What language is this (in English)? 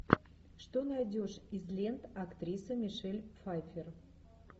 Russian